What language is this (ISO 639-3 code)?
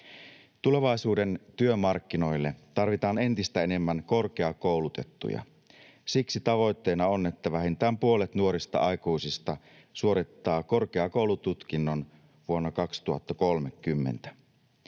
fin